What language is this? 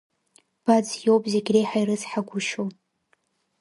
Abkhazian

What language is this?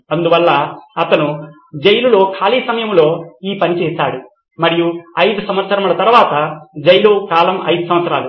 Telugu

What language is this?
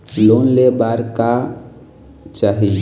Chhattisgarhi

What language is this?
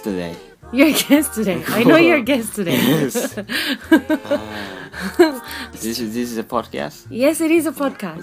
Japanese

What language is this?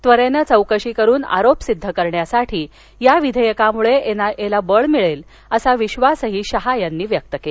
Marathi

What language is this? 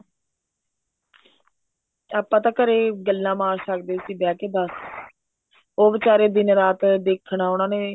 Punjabi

